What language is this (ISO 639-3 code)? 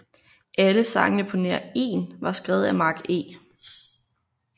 dan